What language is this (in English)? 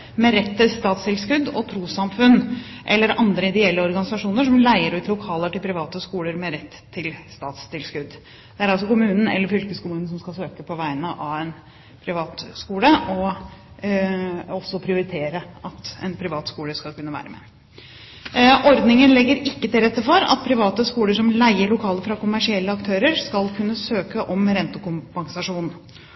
Norwegian Bokmål